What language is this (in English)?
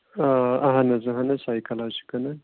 Kashmiri